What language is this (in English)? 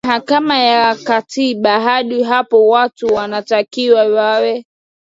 Swahili